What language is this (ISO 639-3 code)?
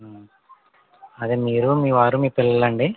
tel